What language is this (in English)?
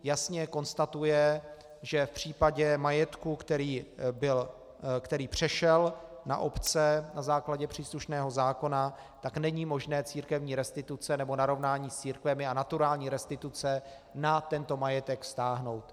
Czech